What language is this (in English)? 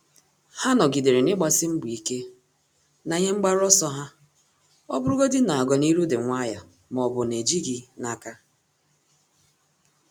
Igbo